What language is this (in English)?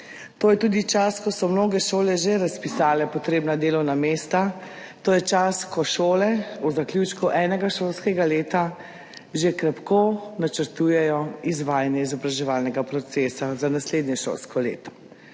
Slovenian